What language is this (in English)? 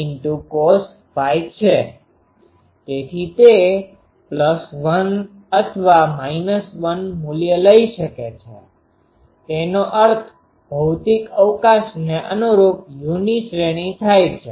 Gujarati